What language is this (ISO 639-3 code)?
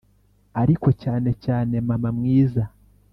kin